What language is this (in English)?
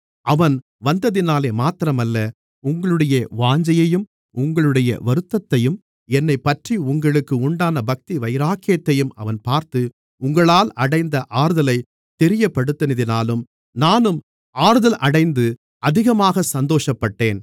Tamil